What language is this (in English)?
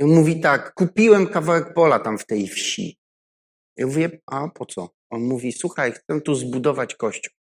Polish